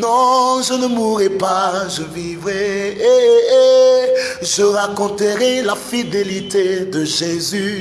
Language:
French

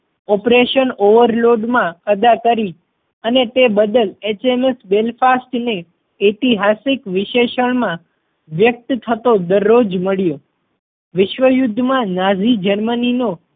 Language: Gujarati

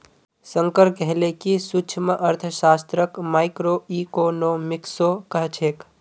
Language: Magahi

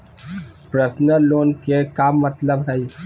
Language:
Magahi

